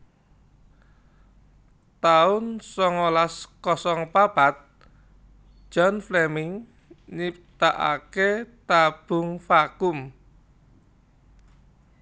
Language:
Javanese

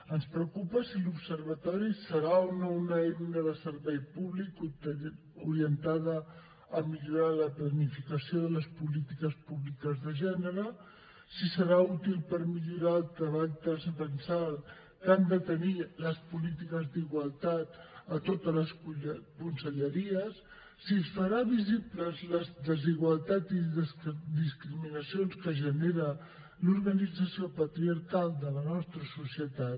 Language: Catalan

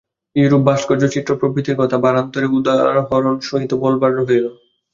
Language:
Bangla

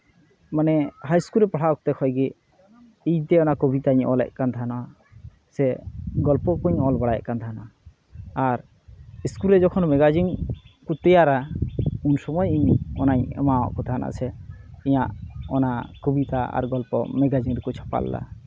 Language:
Santali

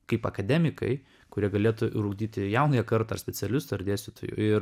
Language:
Lithuanian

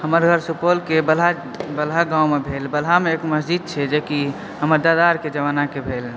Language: Maithili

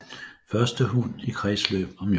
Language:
Danish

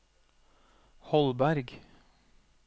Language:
Norwegian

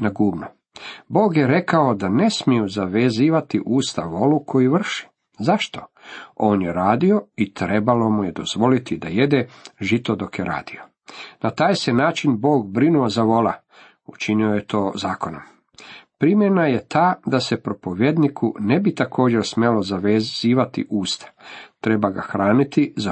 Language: Croatian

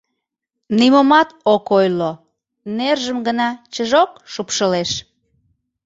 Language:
Mari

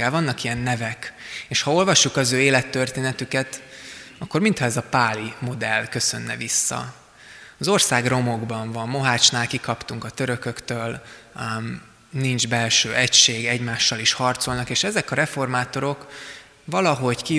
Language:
Hungarian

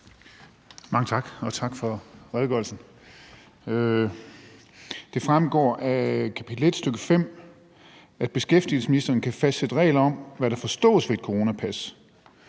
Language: Danish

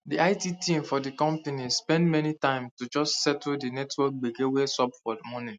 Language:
Nigerian Pidgin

